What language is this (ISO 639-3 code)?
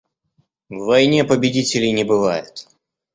rus